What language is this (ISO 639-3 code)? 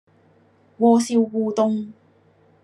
yue